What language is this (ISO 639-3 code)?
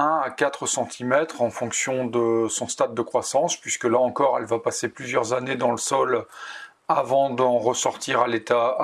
fra